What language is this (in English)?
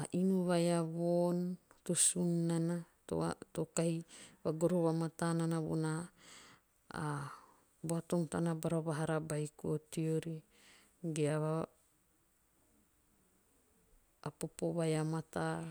Teop